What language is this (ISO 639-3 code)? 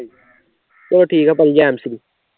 pan